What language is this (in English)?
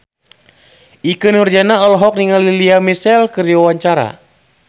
Sundanese